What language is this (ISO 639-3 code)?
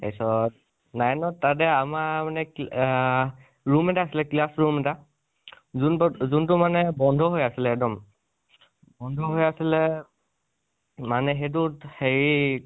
asm